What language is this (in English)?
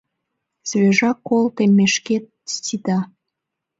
Mari